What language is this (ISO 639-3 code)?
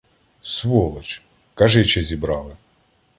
ukr